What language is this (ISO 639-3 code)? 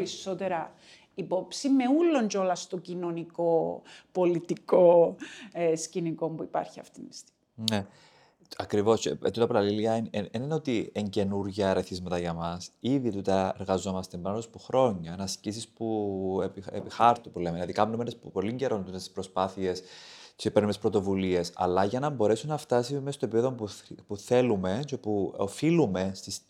ell